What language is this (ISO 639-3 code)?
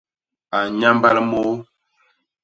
bas